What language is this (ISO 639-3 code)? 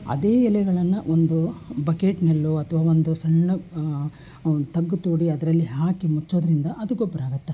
kan